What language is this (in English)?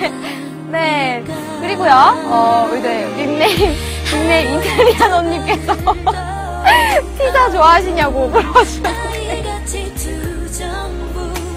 Korean